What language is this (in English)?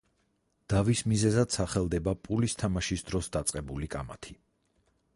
Georgian